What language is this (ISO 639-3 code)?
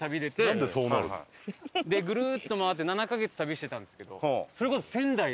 jpn